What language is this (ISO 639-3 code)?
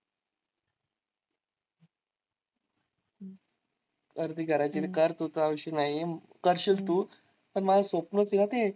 mar